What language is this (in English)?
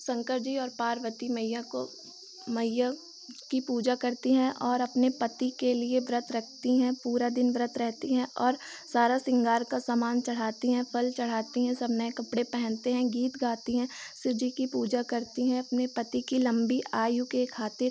Hindi